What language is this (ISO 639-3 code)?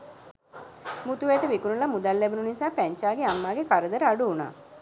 sin